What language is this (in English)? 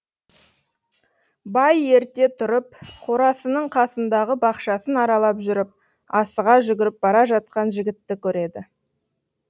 Kazakh